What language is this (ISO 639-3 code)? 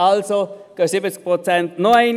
gsw